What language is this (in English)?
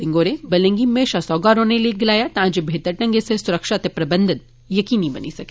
Dogri